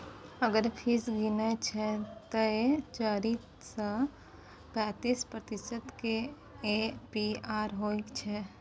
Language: Maithili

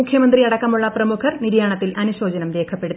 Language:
Malayalam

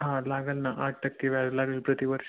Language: Marathi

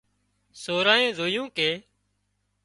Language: Wadiyara Koli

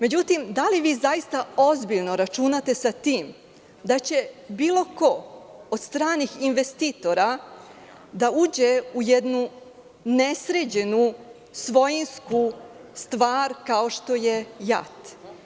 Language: Serbian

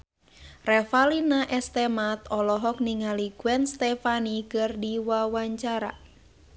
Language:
Sundanese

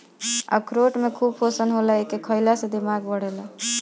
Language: Bhojpuri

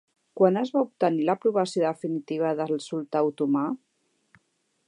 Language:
Catalan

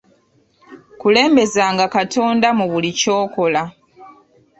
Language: Ganda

